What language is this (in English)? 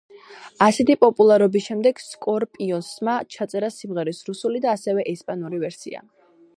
Georgian